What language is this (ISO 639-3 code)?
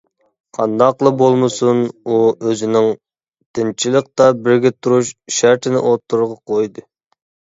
uig